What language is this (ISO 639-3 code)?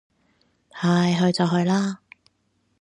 yue